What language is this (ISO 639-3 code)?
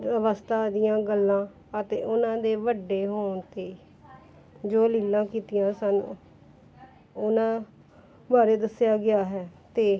pan